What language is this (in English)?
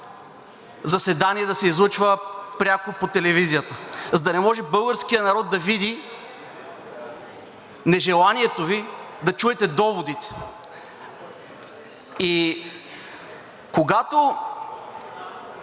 Bulgarian